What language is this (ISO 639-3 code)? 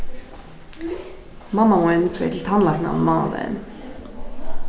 fao